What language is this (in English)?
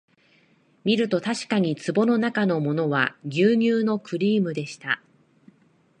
Japanese